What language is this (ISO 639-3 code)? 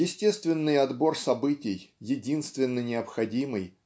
rus